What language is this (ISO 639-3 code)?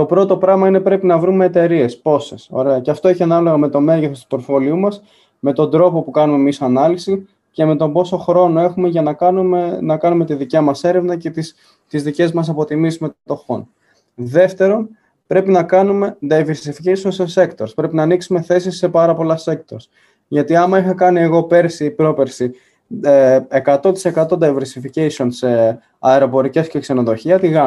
ell